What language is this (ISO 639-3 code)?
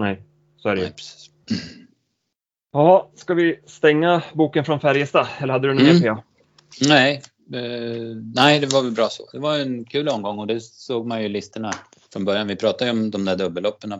swe